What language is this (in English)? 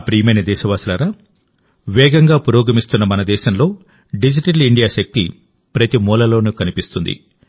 Telugu